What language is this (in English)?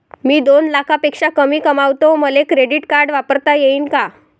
Marathi